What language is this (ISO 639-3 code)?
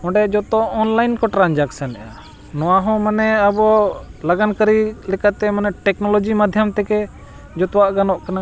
sat